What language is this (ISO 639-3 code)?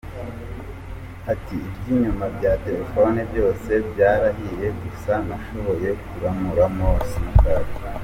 kin